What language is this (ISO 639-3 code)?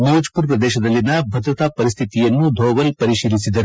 kan